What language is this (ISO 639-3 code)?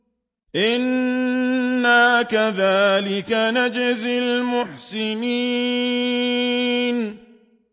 ara